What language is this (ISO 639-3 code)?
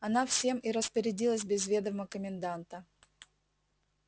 rus